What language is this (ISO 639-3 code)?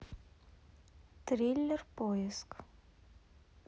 rus